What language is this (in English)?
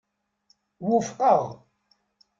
Kabyle